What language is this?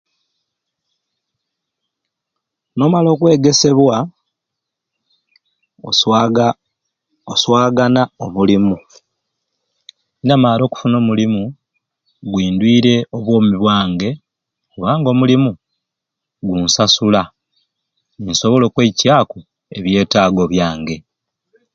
Ruuli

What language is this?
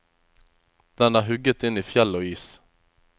Norwegian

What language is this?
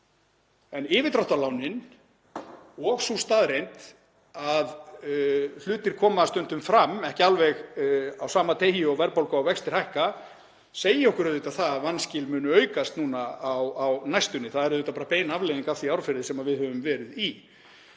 Icelandic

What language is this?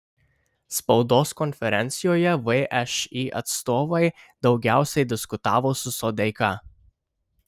Lithuanian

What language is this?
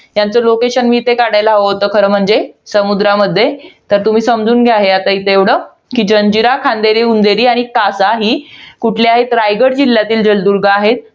Marathi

